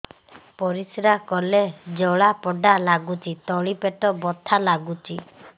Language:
Odia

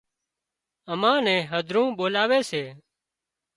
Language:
Wadiyara Koli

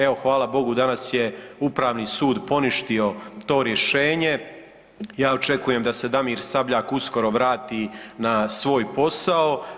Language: Croatian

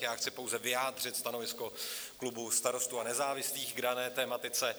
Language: Czech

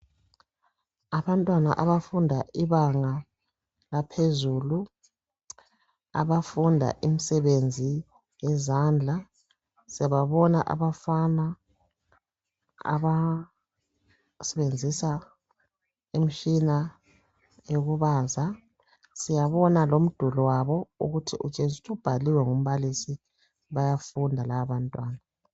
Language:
North Ndebele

